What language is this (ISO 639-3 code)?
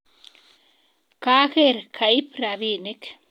kln